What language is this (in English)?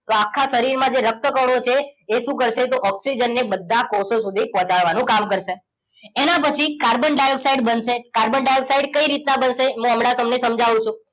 Gujarati